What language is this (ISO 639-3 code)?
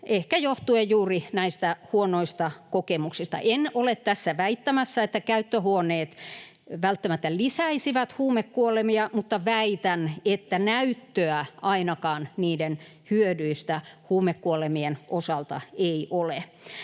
fin